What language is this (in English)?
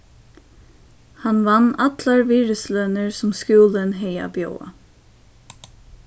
Faroese